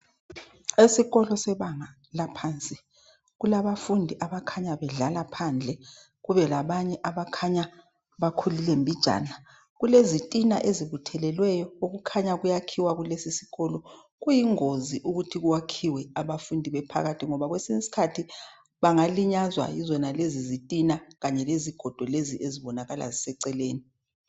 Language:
North Ndebele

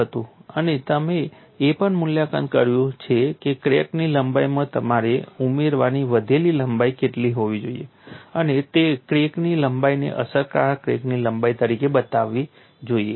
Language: Gujarati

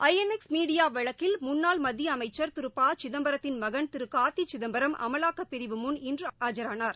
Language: Tamil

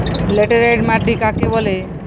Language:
Bangla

